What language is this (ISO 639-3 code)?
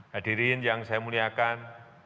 ind